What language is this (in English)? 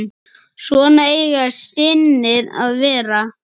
Icelandic